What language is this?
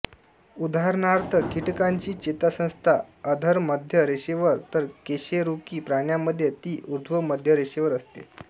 Marathi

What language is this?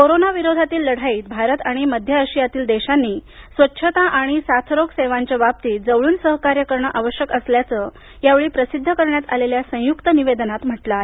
Marathi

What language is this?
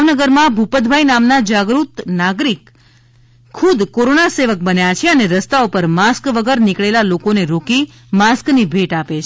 Gujarati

